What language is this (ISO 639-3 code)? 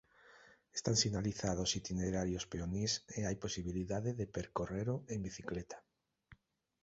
glg